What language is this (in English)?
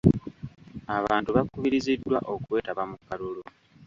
Ganda